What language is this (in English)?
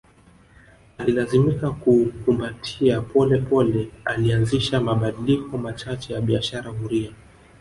Swahili